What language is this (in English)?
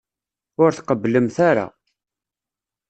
Kabyle